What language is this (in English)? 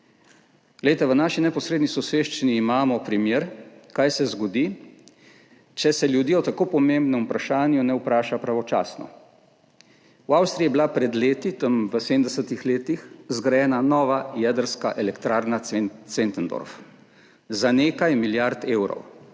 Slovenian